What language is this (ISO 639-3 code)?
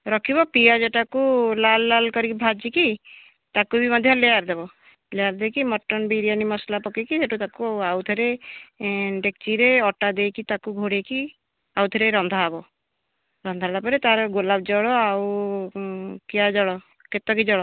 ori